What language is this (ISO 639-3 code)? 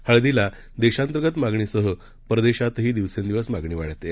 mar